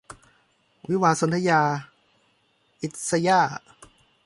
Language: Thai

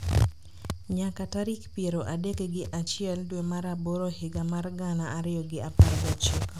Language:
Luo (Kenya and Tanzania)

